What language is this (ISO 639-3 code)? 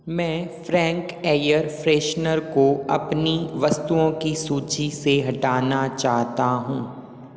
hin